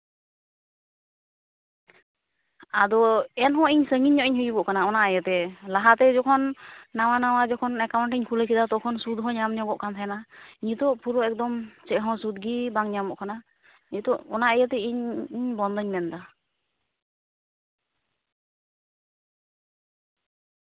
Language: Santali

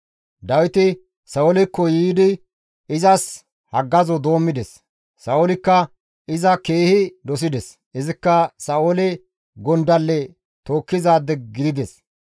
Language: Gamo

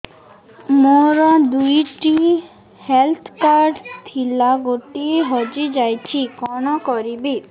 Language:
Odia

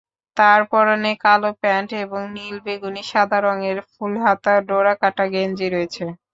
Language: Bangla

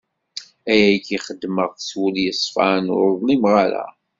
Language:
Kabyle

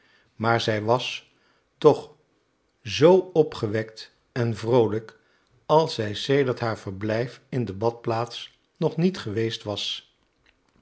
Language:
Dutch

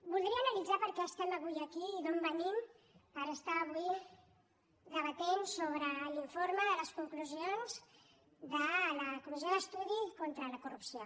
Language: Catalan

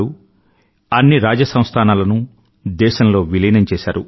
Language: Telugu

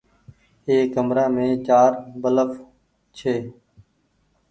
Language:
Goaria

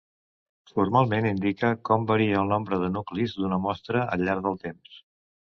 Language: Catalan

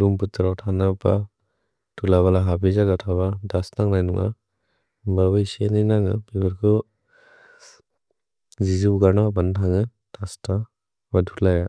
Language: Bodo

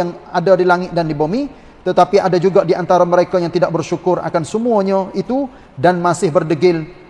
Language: Malay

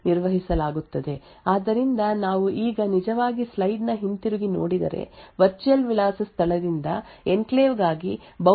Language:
Kannada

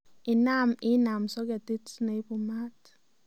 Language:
Kalenjin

